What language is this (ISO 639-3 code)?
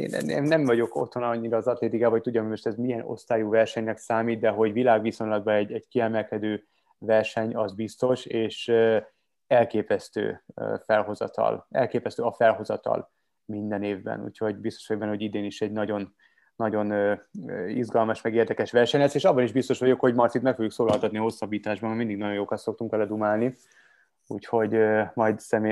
hun